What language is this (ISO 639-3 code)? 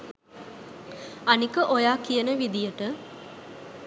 sin